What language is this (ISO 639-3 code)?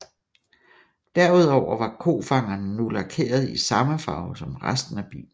dan